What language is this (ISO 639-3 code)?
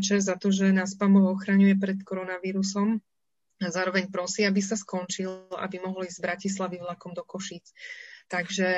slk